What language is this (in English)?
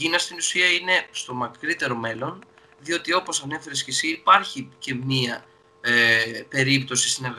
Greek